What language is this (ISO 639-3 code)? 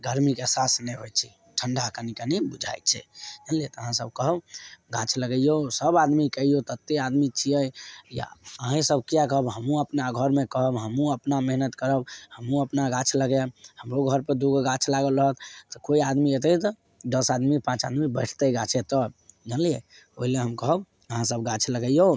mai